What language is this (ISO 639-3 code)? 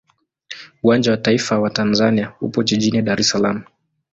swa